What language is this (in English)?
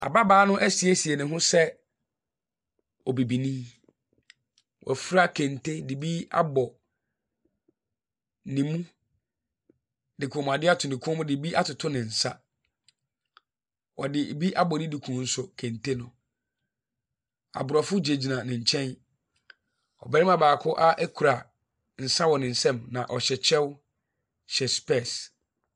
Akan